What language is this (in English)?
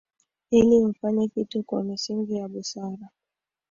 Swahili